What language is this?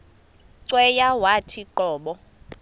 Xhosa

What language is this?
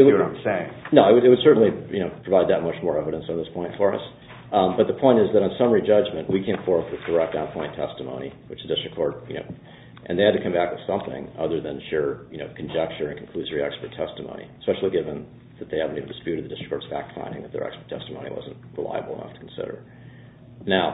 English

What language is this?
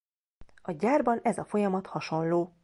Hungarian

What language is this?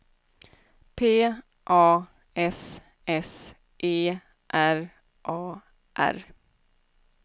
Swedish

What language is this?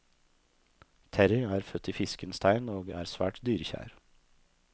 Norwegian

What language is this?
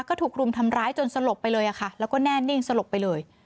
Thai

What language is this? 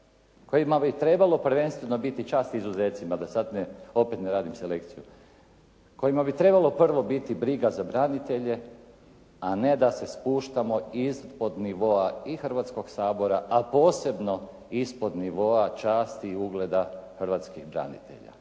Croatian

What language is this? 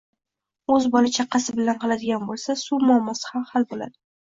Uzbek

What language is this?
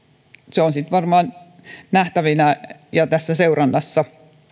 Finnish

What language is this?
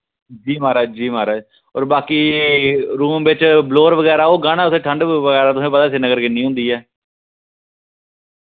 Dogri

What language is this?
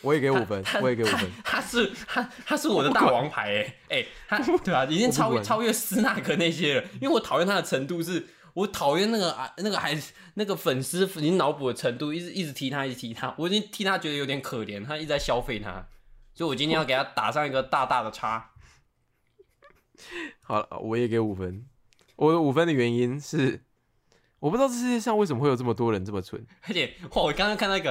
Chinese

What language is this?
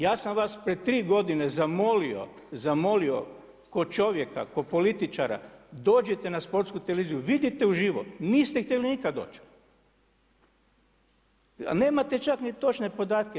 Croatian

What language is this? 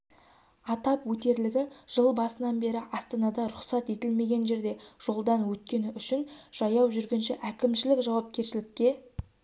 Kazakh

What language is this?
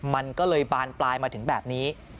Thai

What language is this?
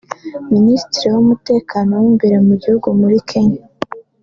Kinyarwanda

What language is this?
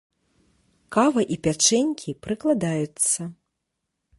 Belarusian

